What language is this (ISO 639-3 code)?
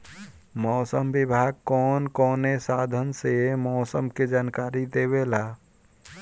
bho